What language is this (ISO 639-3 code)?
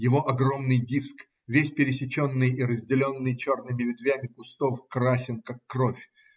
rus